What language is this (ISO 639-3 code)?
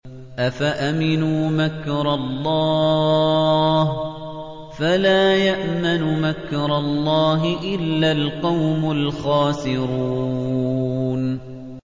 ara